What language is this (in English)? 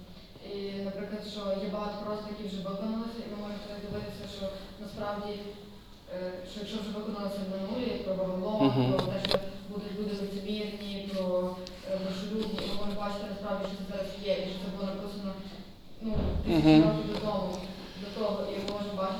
Ukrainian